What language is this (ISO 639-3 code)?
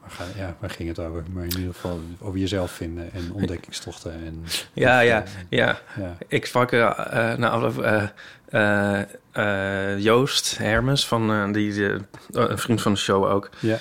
nld